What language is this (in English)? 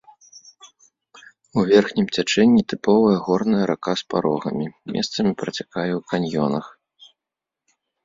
Belarusian